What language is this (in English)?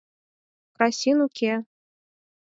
Mari